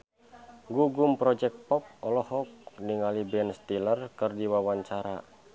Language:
Sundanese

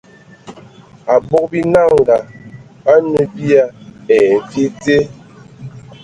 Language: Ewondo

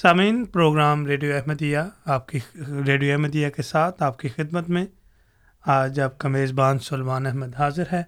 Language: Urdu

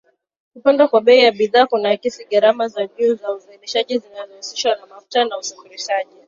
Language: Swahili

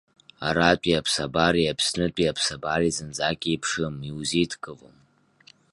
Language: Abkhazian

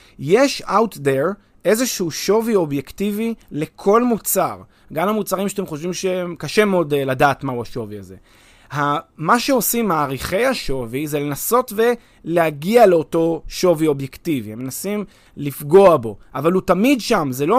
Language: Hebrew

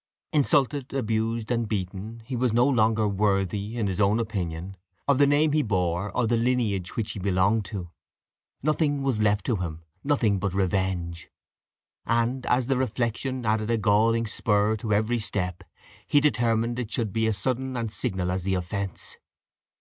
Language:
English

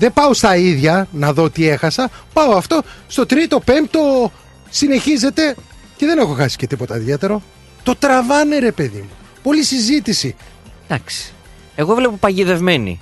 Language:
Greek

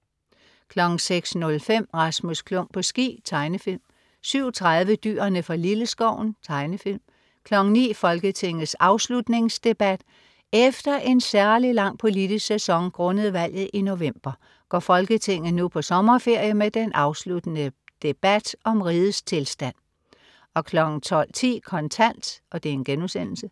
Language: Danish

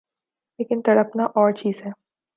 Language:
Urdu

